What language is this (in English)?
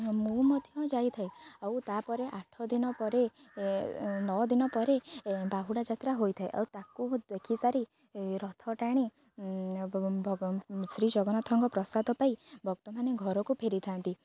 Odia